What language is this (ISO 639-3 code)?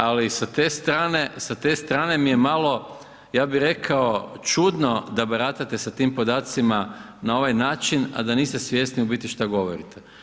hrv